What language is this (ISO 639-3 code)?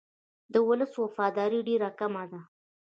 pus